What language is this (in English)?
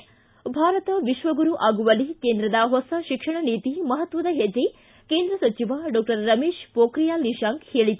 Kannada